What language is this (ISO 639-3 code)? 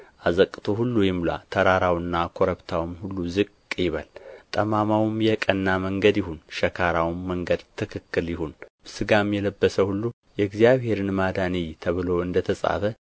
amh